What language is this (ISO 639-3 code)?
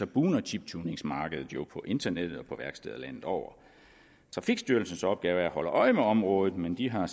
dan